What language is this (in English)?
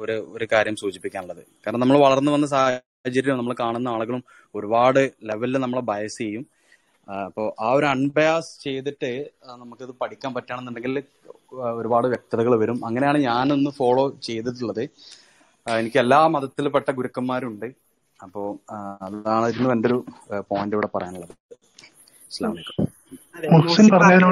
Malayalam